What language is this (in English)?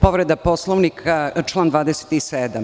Serbian